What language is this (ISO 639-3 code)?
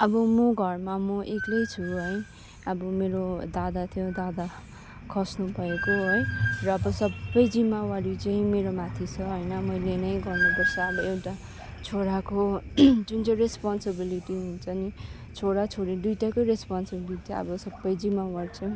nep